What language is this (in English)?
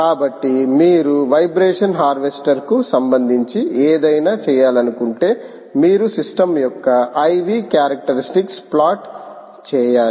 Telugu